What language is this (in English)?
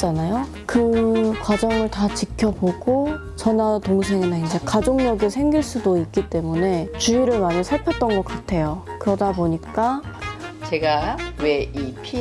Korean